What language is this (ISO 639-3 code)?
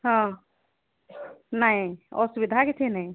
ori